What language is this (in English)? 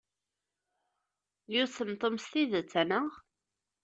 Kabyle